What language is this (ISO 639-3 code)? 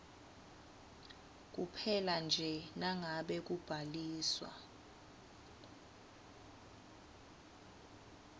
ssw